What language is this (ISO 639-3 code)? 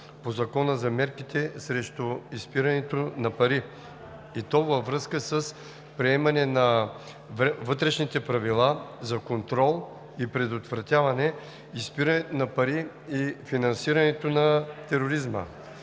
bul